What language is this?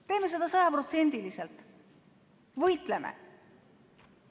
Estonian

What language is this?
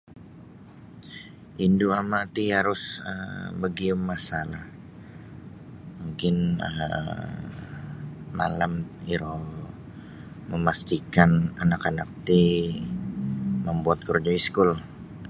Sabah Bisaya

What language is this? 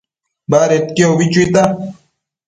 Matsés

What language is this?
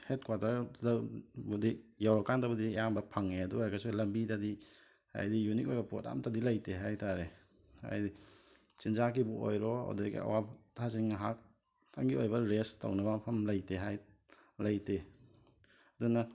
Manipuri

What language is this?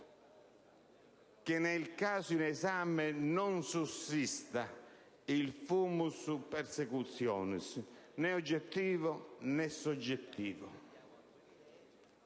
Italian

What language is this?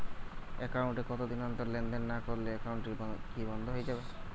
Bangla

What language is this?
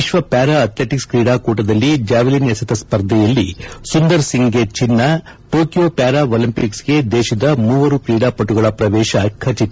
Kannada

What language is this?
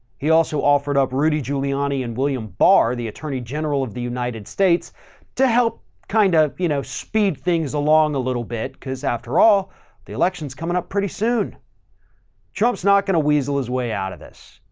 English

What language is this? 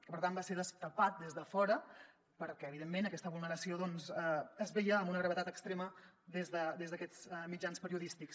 Catalan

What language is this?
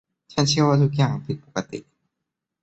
Thai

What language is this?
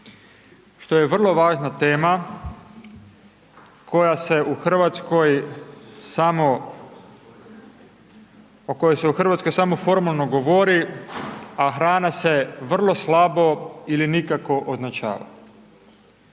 Croatian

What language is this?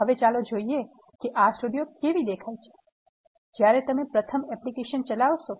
Gujarati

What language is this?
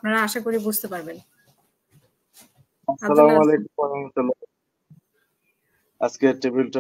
Turkish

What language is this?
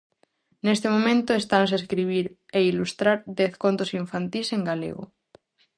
Galician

